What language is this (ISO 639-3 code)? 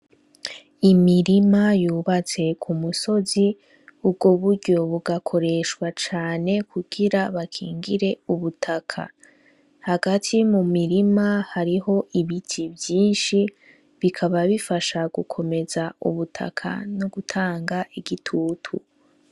run